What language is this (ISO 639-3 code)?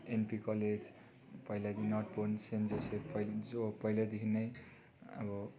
nep